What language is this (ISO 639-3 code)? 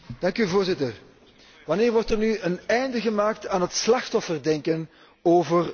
nld